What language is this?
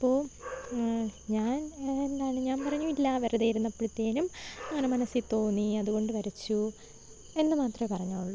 Malayalam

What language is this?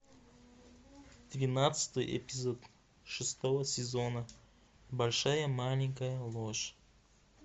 Russian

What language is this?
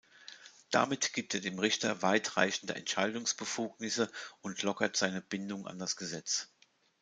German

